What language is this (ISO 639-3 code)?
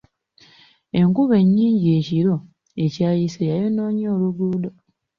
lug